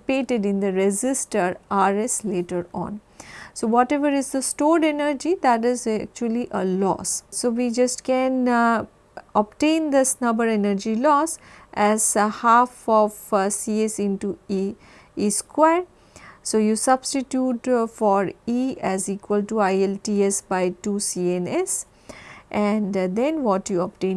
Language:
English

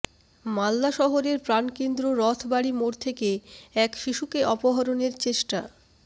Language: Bangla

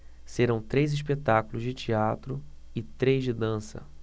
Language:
Portuguese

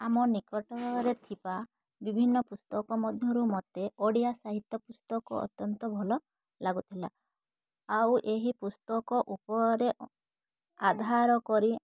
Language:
Odia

